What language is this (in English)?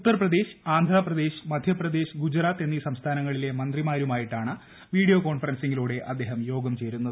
Malayalam